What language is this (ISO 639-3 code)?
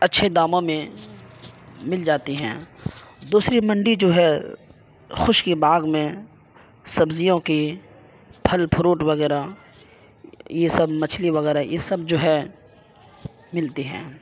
urd